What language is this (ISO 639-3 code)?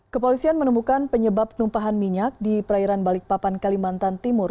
ind